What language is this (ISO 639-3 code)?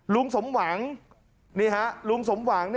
tha